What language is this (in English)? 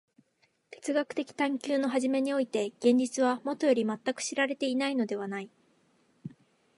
Japanese